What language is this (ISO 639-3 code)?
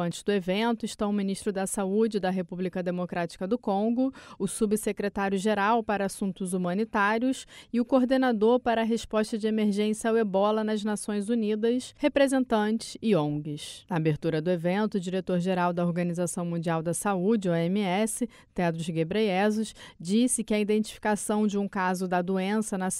por